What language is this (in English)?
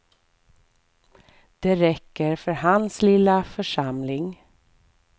Swedish